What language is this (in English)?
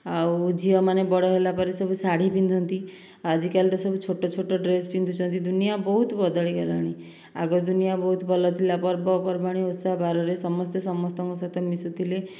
Odia